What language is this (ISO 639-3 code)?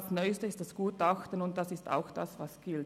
gsw